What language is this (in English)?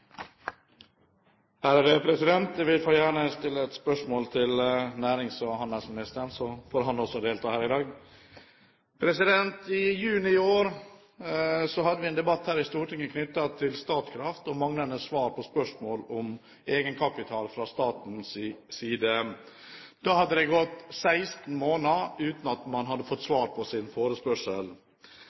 Norwegian Bokmål